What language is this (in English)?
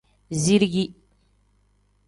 Tem